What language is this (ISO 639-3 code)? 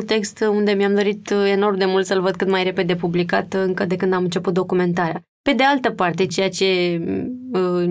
ron